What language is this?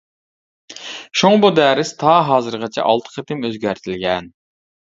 Uyghur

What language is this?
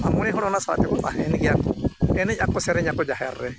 Santali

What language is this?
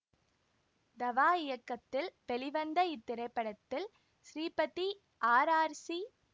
Tamil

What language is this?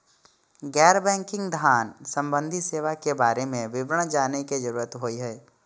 Maithili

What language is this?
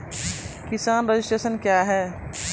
Maithili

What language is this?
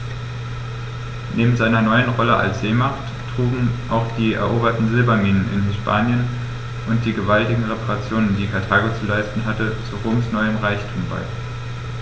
German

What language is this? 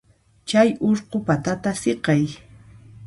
Puno Quechua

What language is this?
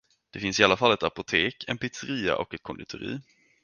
Swedish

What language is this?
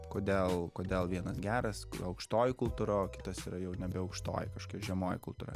Lithuanian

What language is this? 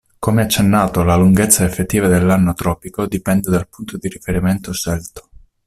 Italian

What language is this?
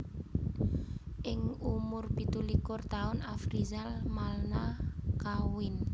Javanese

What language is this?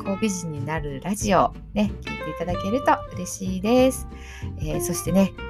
Japanese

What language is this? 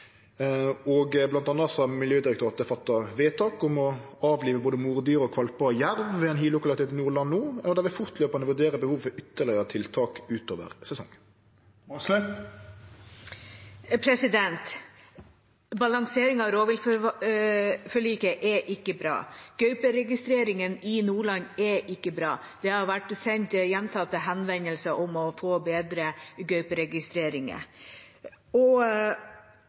Norwegian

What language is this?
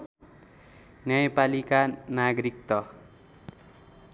Nepali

